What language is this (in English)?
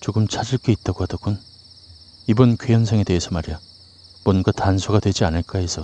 Korean